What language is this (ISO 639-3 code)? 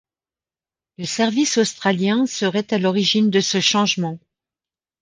fra